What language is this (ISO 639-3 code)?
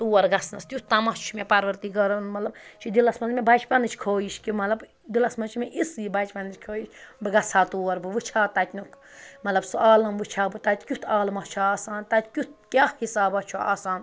kas